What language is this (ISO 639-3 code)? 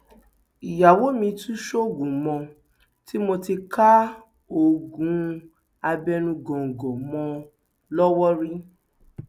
yor